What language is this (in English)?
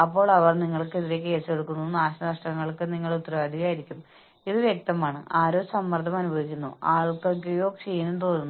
Malayalam